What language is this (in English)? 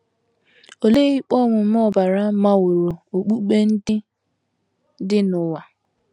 Igbo